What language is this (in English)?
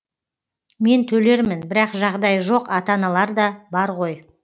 Kazakh